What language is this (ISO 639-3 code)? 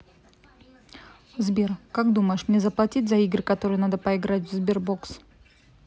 rus